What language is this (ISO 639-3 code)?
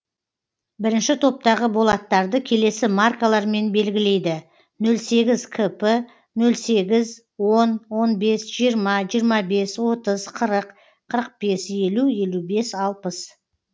kaz